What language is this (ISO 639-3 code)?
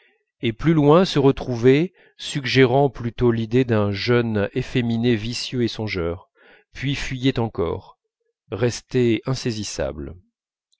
fra